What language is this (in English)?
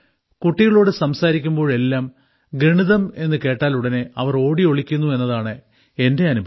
Malayalam